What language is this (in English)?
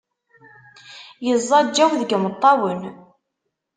Kabyle